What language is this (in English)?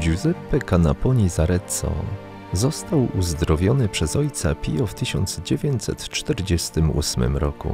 Polish